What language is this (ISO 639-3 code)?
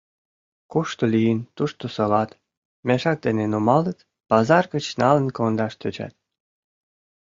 chm